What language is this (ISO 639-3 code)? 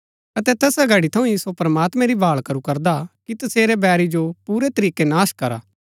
gbk